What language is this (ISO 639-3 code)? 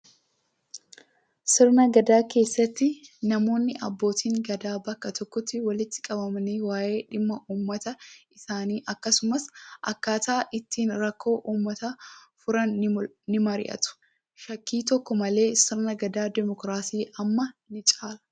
orm